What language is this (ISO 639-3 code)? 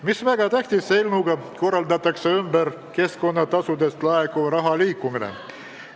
est